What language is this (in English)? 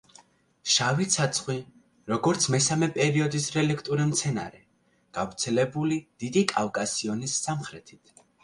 Georgian